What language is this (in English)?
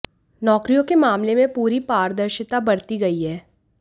Hindi